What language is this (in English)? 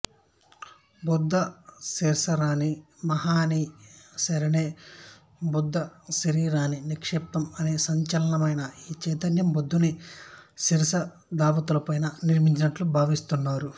Telugu